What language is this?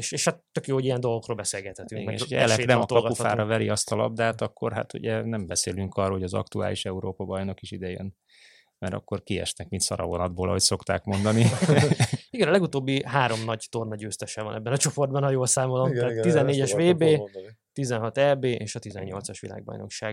Hungarian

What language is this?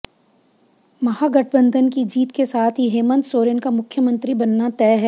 Hindi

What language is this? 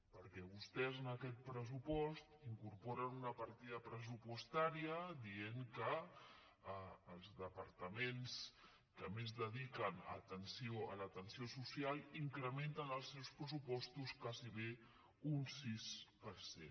Catalan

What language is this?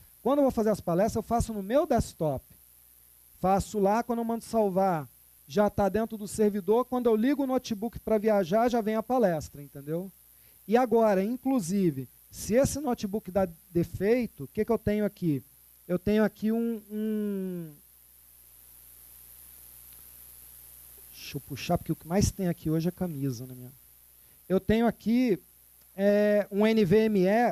Portuguese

